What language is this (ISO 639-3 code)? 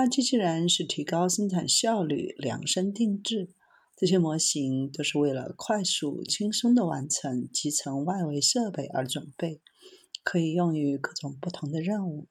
zho